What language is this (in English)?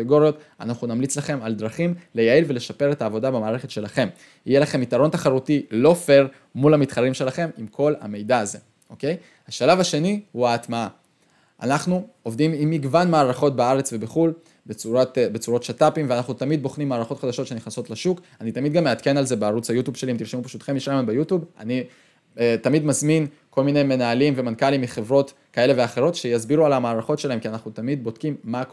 Hebrew